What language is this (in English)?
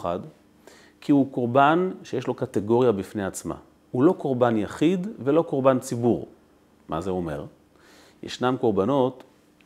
Hebrew